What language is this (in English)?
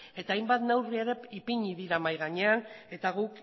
Basque